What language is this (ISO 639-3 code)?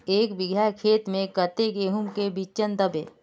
mag